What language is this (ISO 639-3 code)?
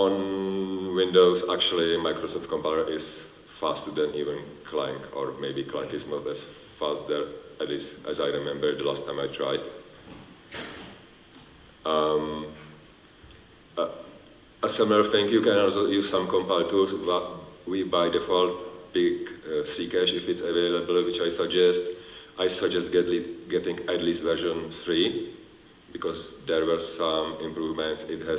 eng